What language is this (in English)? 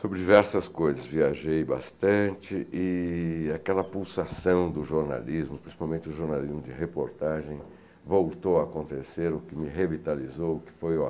Portuguese